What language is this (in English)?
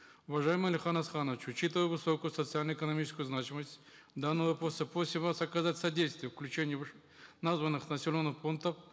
Kazakh